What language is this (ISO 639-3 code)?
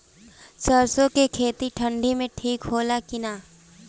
bho